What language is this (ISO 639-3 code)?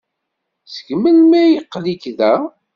kab